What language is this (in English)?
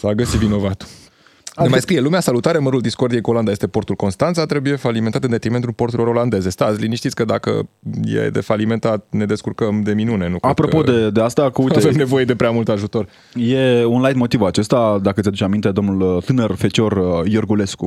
Romanian